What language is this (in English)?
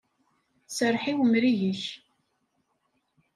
Kabyle